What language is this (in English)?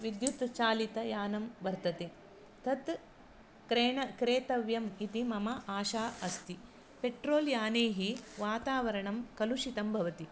Sanskrit